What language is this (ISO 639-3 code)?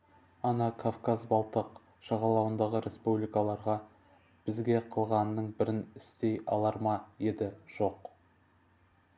kaz